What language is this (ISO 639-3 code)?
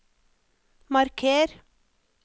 nor